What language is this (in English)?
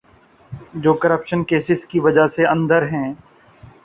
Urdu